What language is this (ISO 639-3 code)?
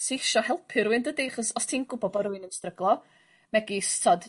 cym